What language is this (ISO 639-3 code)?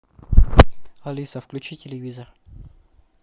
rus